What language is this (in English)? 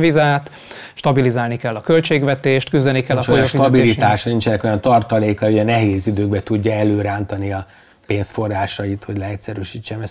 Hungarian